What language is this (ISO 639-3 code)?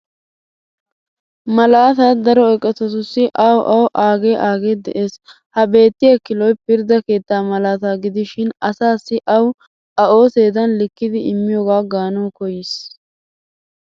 wal